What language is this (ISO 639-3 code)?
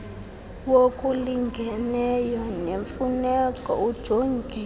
xho